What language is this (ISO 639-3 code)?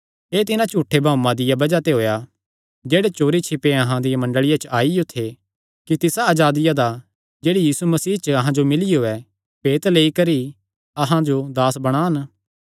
xnr